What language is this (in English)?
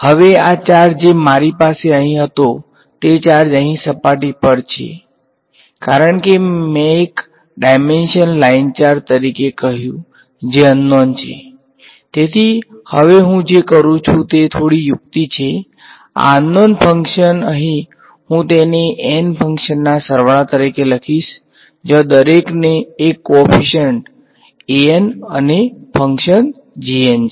Gujarati